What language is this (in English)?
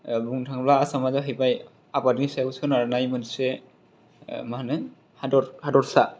Bodo